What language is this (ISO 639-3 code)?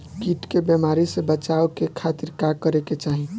bho